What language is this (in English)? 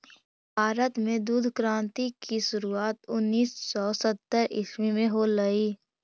Magahi